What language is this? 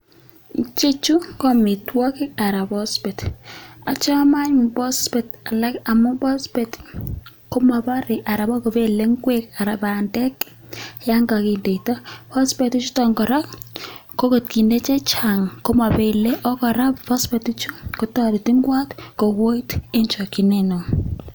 Kalenjin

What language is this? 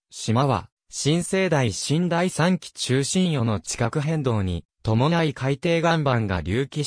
Japanese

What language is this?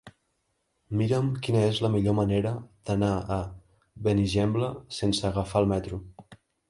Catalan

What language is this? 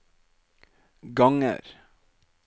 Norwegian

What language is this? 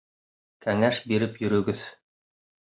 Bashkir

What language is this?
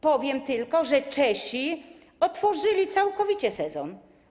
Polish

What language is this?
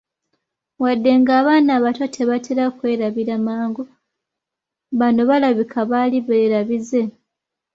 Ganda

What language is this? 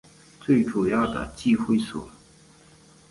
Chinese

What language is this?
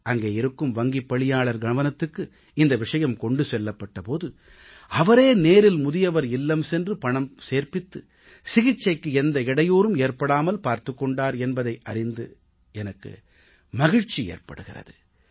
Tamil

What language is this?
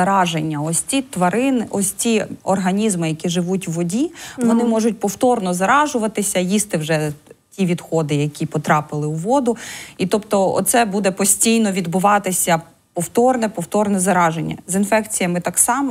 Ukrainian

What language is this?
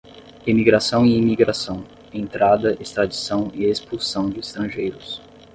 Portuguese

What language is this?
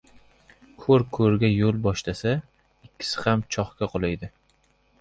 Uzbek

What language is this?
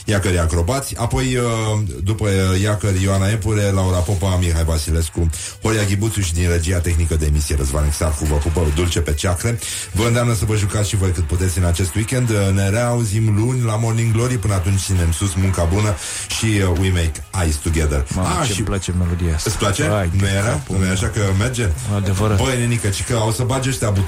Romanian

